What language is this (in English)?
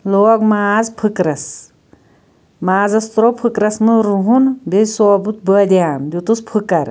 Kashmiri